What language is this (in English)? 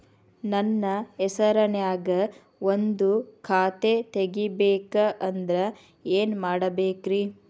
Kannada